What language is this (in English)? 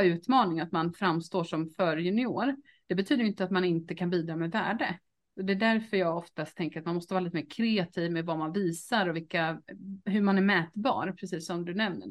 Swedish